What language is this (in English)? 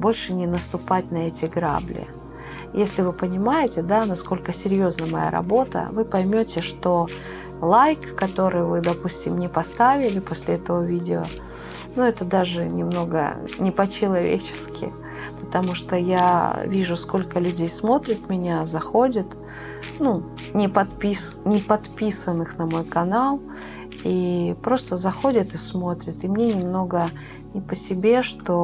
Russian